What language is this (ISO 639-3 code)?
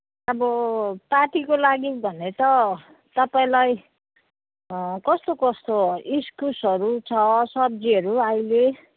nep